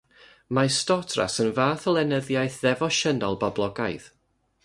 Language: Welsh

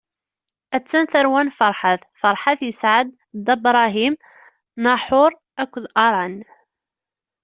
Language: Kabyle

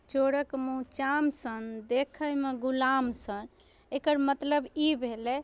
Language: Maithili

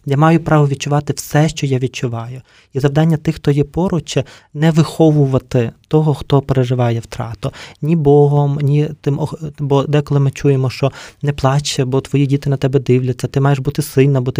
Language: Ukrainian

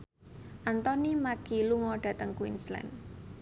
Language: Javanese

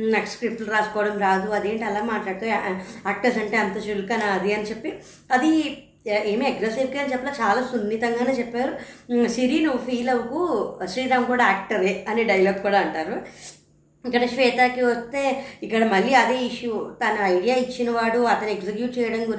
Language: Telugu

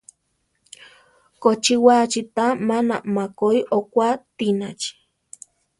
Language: Central Tarahumara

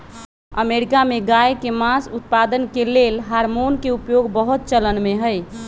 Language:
Magahi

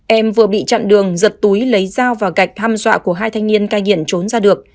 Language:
Vietnamese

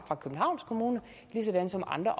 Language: Danish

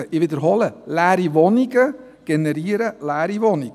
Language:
Swiss German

